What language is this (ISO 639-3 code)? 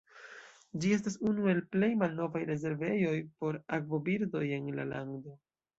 epo